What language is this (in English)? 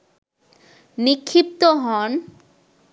Bangla